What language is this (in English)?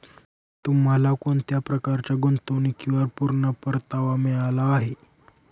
Marathi